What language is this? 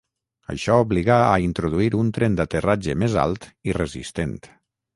Catalan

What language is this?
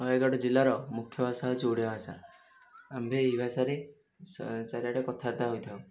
Odia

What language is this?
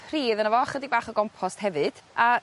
Welsh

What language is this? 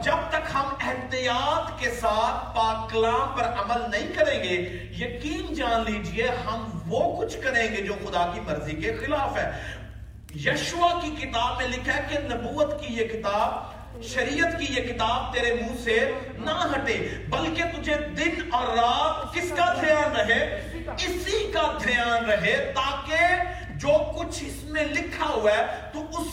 Urdu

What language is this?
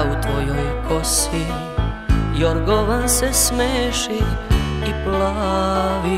Slovak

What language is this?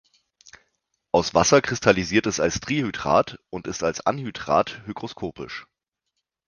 German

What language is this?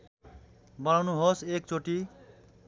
Nepali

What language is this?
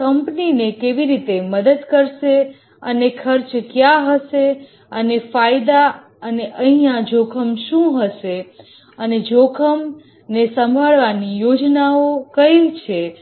Gujarati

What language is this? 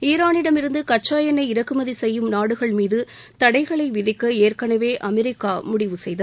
Tamil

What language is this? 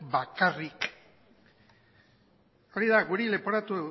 Basque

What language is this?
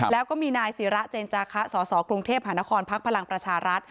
Thai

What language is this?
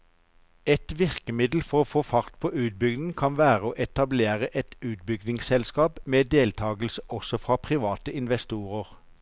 Norwegian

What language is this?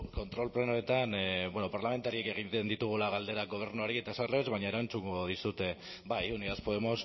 Basque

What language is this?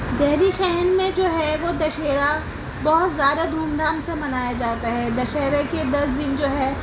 Urdu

